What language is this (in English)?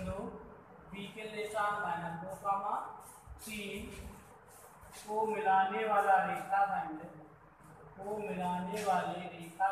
Hindi